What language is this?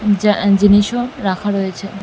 Bangla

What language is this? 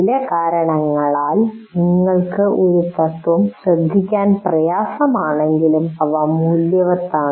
Malayalam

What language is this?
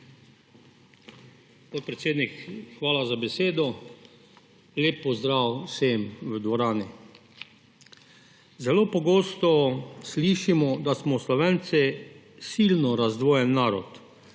Slovenian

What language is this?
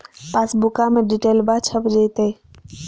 Magahi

